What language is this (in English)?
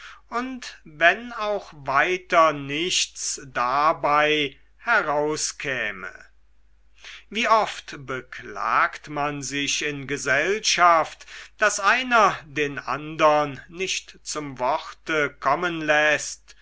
German